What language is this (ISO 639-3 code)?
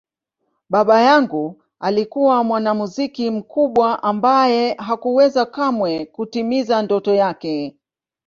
swa